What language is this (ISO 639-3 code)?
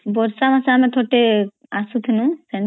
ori